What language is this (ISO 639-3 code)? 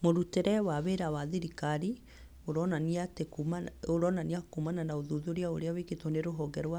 kik